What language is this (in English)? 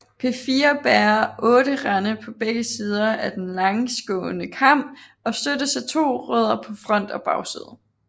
Danish